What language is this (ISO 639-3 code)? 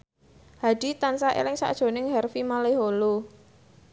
jav